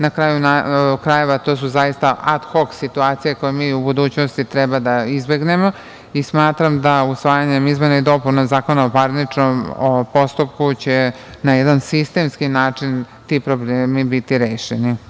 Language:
Serbian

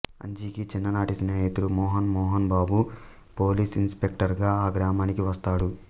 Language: Telugu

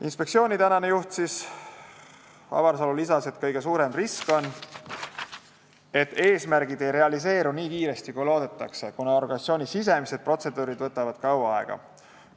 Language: Estonian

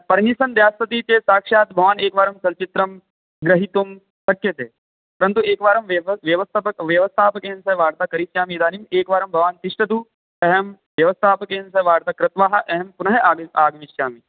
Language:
Sanskrit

